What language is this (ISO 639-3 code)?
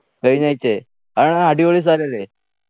mal